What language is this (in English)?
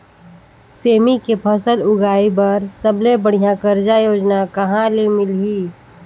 Chhattisgarhi